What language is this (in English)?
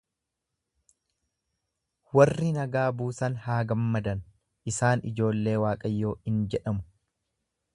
Oromo